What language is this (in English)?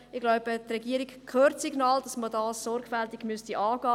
Swiss German